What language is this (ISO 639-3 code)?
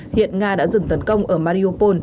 vie